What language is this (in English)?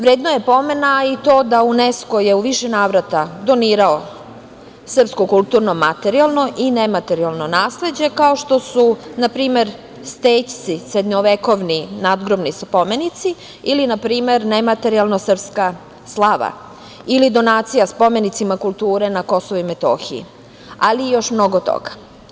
Serbian